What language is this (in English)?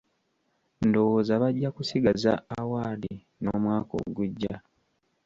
Ganda